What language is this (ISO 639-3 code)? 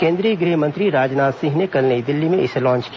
hin